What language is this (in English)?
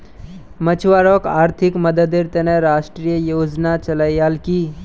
Magahi